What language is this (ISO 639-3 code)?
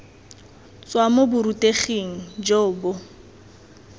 tsn